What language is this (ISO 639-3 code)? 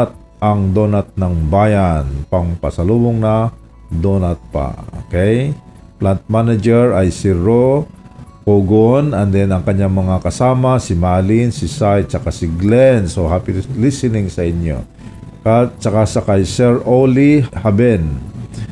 fil